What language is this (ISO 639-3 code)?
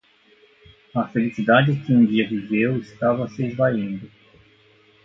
por